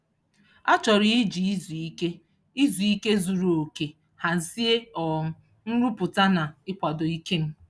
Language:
Igbo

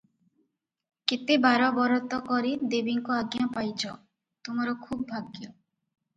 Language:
Odia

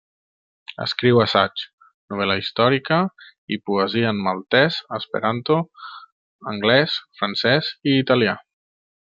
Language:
Catalan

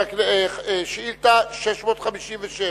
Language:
Hebrew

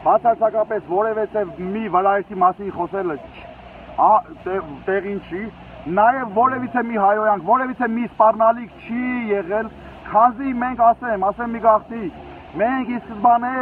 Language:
Turkish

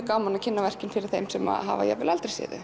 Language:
Icelandic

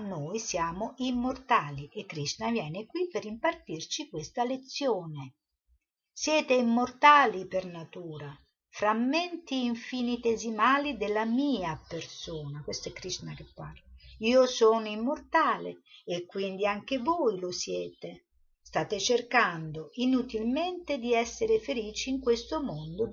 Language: Italian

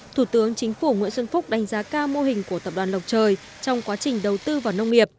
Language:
Vietnamese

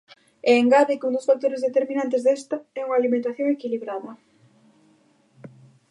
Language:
Galician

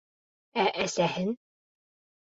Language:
Bashkir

